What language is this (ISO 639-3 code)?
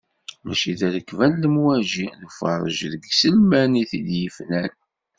kab